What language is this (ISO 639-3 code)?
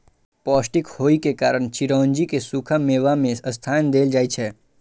mai